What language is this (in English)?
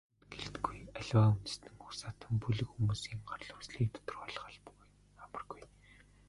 Mongolian